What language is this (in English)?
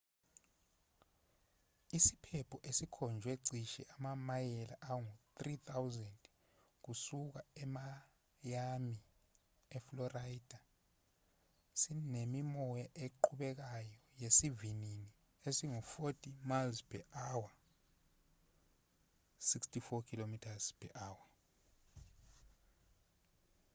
Zulu